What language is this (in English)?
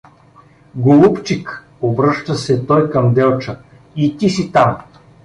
Bulgarian